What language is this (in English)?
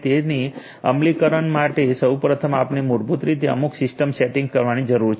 Gujarati